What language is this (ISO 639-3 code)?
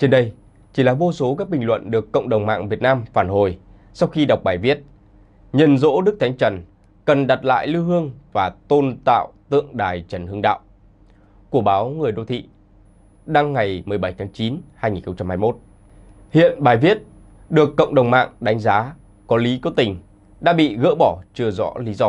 vie